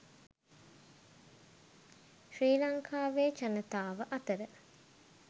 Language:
Sinhala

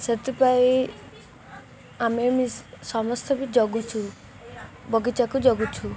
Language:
Odia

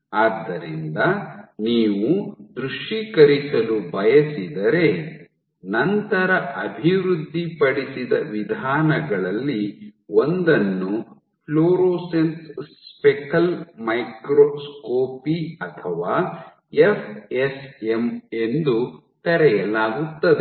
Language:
Kannada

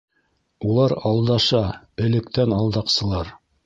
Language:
Bashkir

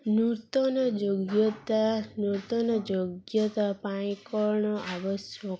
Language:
Odia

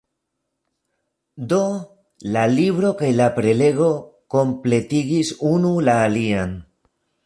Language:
Esperanto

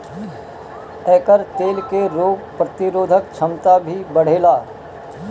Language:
Bhojpuri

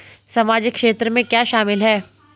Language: Hindi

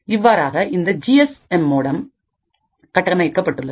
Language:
Tamil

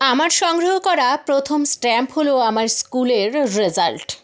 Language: Bangla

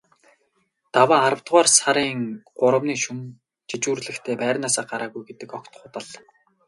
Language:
Mongolian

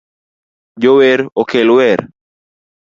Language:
Luo (Kenya and Tanzania)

